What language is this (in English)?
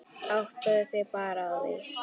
Icelandic